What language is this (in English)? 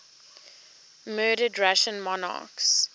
English